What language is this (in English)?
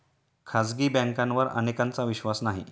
Marathi